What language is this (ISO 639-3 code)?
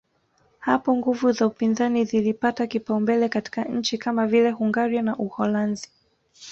swa